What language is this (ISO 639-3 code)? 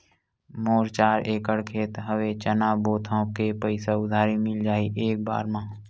hne